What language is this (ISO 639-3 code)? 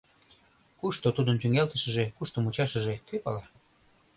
chm